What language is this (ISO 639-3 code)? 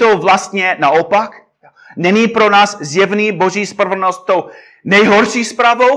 ces